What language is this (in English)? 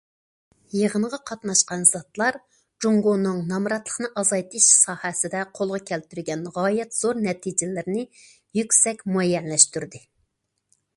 Uyghur